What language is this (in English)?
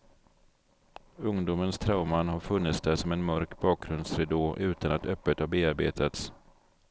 Swedish